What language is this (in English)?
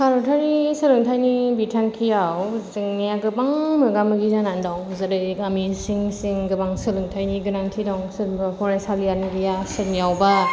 Bodo